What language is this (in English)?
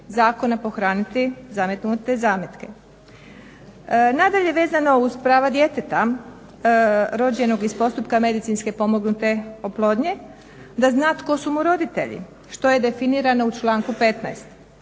Croatian